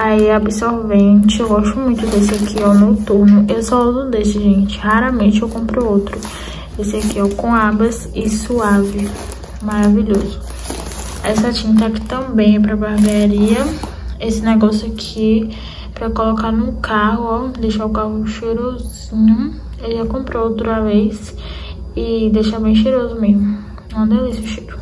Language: Portuguese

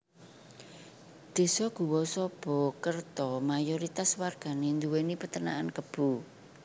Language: Javanese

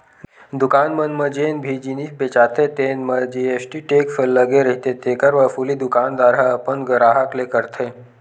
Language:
Chhattisgarhi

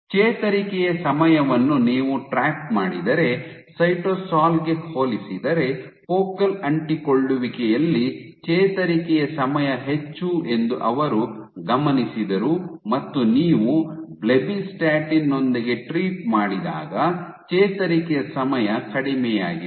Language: Kannada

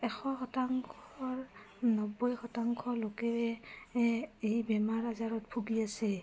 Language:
Assamese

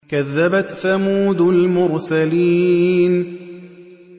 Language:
Arabic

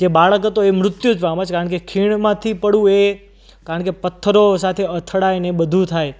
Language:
Gujarati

